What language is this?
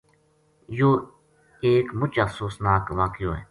Gujari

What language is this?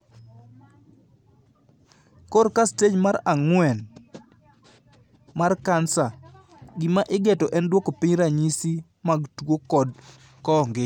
Luo (Kenya and Tanzania)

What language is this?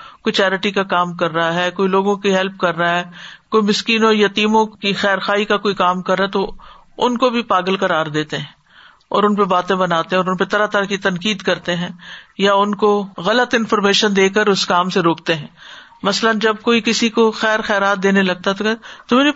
Urdu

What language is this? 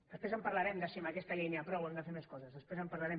Catalan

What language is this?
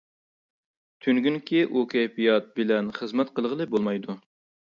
Uyghur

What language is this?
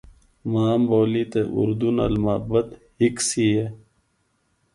Northern Hindko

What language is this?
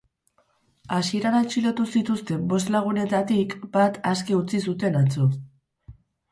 Basque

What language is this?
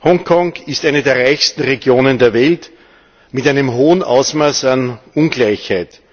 German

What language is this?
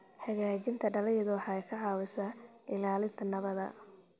Somali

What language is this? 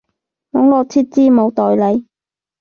Cantonese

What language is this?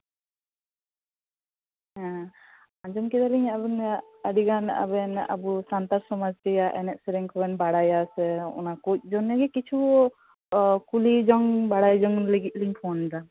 Santali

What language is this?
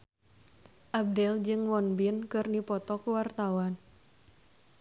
Sundanese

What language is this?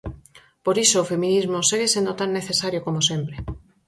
Galician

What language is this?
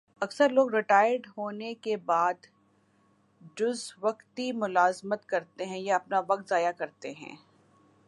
Urdu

